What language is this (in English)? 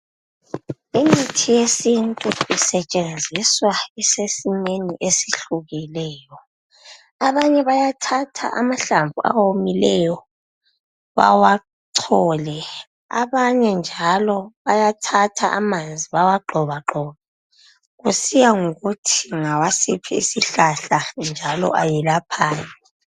North Ndebele